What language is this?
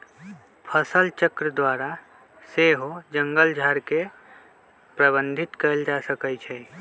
Magahi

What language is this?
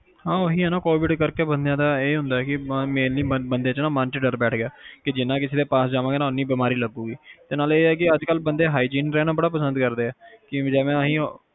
Punjabi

